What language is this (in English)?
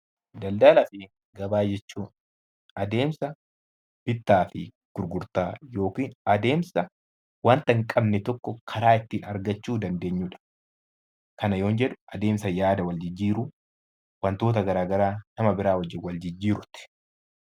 Oromo